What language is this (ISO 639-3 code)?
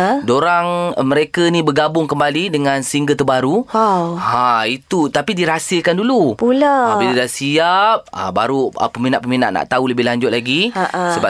msa